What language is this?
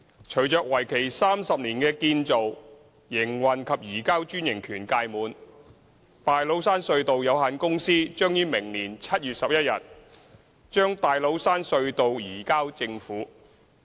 Cantonese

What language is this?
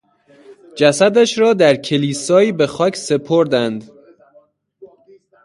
Persian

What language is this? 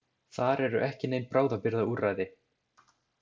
Icelandic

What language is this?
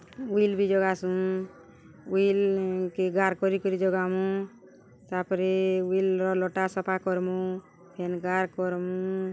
Odia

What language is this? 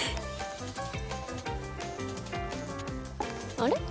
Japanese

